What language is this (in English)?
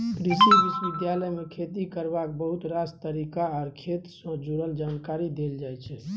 Maithili